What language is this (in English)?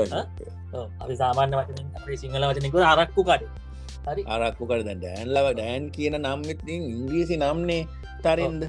Indonesian